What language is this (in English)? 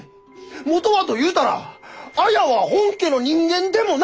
Japanese